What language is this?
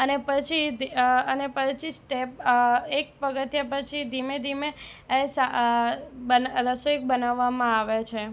Gujarati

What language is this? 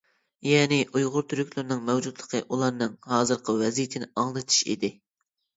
Uyghur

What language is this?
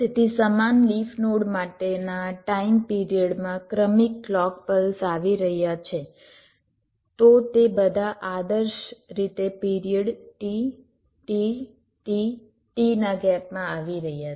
Gujarati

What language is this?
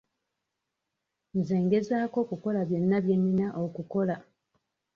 Ganda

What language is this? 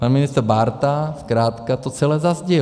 Czech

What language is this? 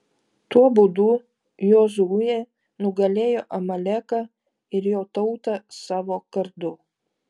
Lithuanian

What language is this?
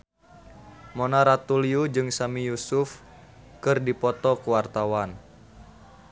Sundanese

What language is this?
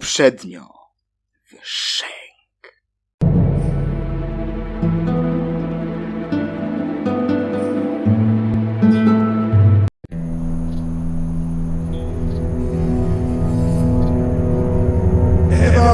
Polish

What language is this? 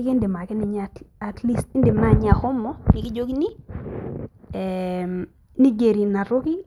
Masai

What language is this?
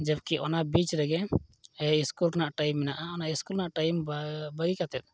Santali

